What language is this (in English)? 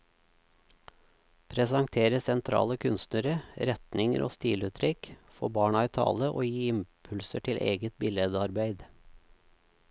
Norwegian